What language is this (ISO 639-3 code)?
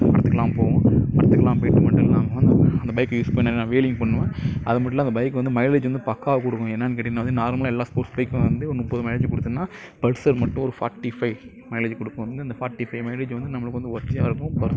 tam